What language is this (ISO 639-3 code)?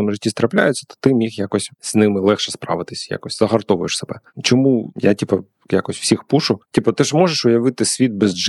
ukr